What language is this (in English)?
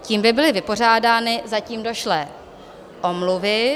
Czech